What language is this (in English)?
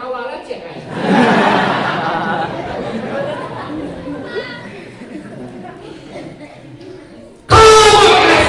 Indonesian